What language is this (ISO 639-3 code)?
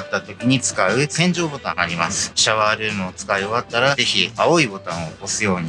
jpn